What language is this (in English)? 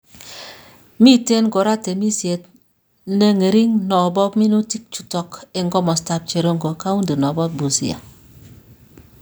Kalenjin